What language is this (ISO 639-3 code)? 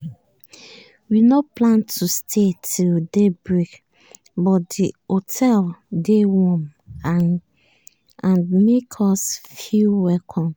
pcm